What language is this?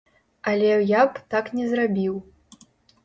Belarusian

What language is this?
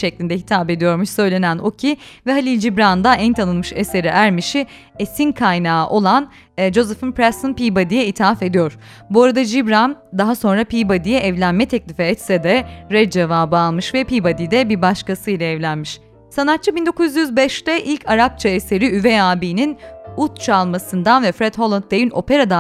Turkish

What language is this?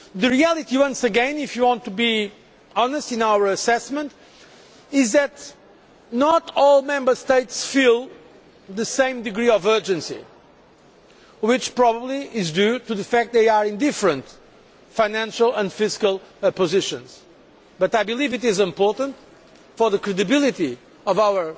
English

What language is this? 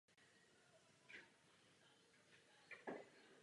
Czech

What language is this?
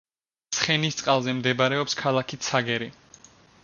Georgian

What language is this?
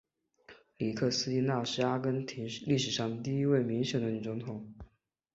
Chinese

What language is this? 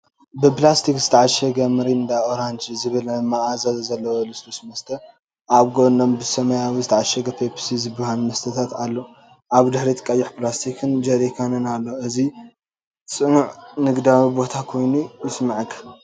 Tigrinya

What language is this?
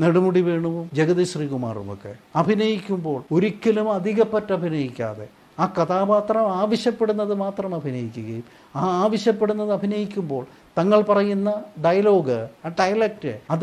Malayalam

